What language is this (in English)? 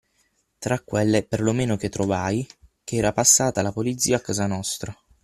Italian